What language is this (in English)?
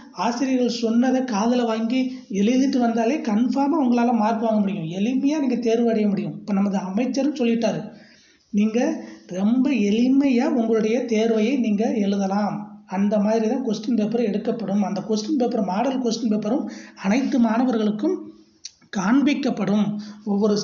Hindi